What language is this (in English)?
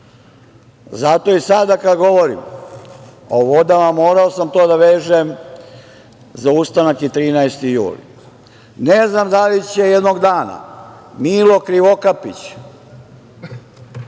Serbian